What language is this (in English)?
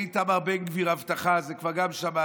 Hebrew